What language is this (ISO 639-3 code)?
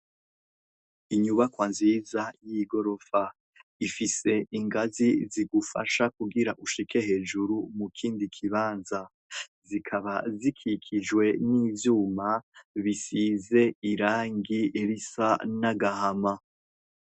run